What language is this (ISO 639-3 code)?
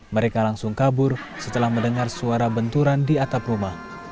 ind